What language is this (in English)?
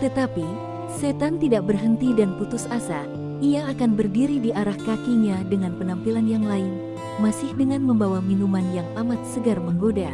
Indonesian